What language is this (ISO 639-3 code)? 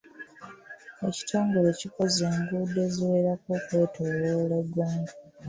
lug